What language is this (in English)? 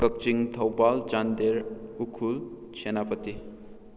Manipuri